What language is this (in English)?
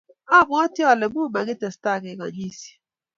Kalenjin